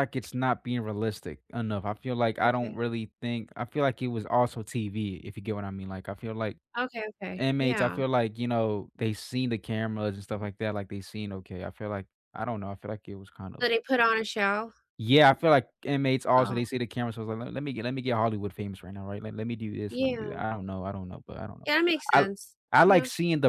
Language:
English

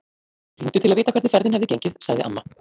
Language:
Icelandic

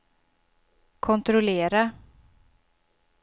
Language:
Swedish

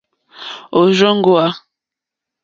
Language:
Mokpwe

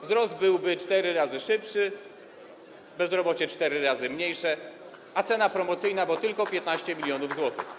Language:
Polish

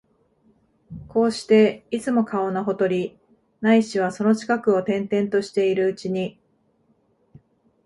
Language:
Japanese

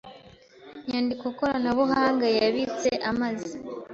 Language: Kinyarwanda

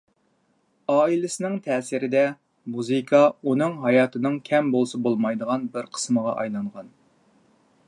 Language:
Uyghur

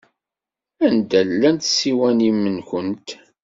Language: Kabyle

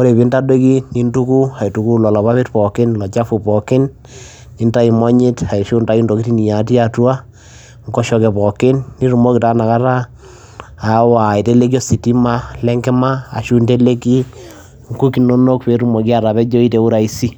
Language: Masai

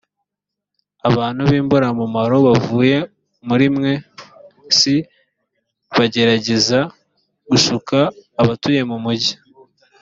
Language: Kinyarwanda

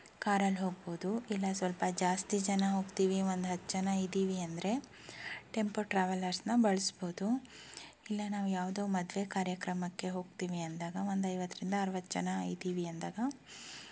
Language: Kannada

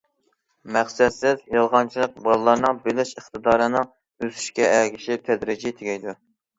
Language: Uyghur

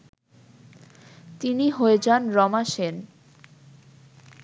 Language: Bangla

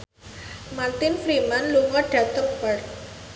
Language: Javanese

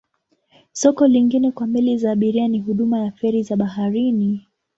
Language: Swahili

